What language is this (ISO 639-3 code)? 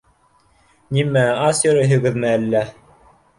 bak